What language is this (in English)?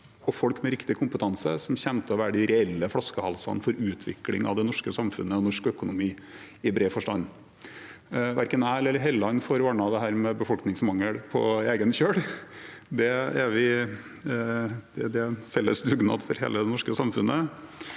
Norwegian